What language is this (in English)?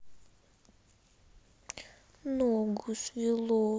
Russian